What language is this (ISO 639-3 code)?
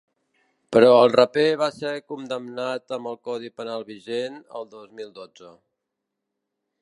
cat